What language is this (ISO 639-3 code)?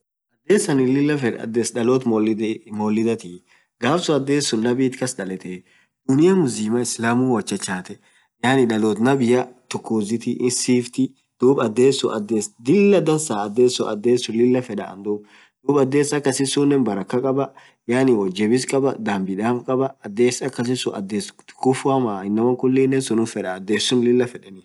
orc